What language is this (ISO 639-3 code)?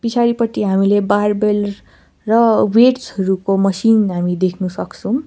nep